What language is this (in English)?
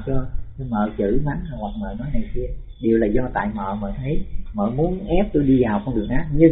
Vietnamese